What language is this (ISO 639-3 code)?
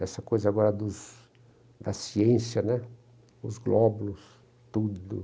por